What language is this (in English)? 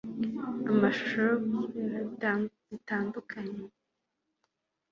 Kinyarwanda